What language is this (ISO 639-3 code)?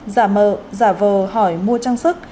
vie